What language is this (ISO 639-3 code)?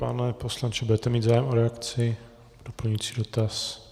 ces